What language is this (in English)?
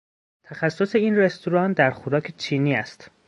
Persian